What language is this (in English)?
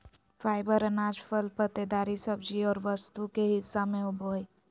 Magahi